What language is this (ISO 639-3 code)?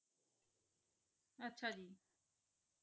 pan